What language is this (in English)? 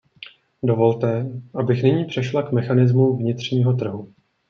Czech